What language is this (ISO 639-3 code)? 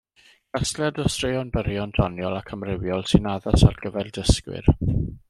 cym